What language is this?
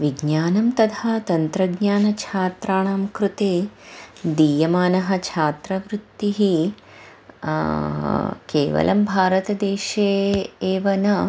Sanskrit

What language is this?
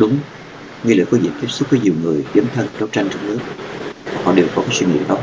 Vietnamese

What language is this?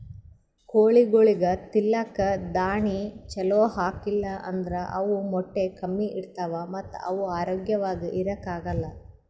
Kannada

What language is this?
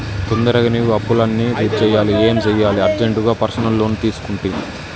Telugu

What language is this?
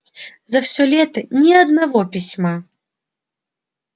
Russian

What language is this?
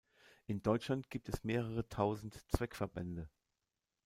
German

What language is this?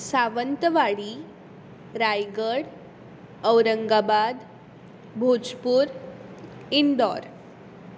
Konkani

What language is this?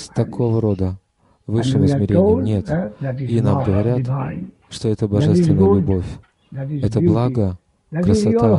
Russian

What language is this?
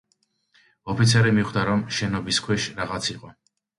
Georgian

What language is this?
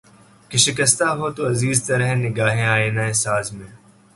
Urdu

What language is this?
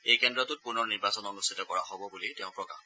Assamese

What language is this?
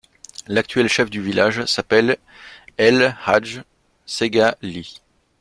French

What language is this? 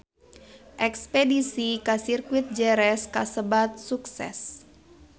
Sundanese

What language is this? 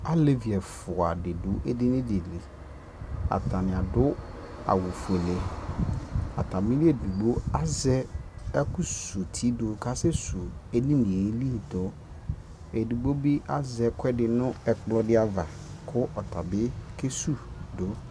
Ikposo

